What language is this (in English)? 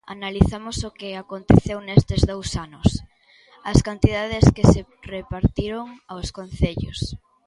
Galician